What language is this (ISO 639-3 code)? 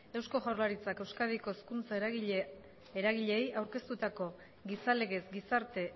eus